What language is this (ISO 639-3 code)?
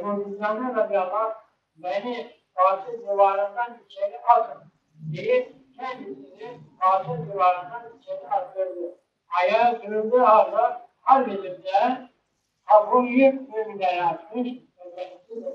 tur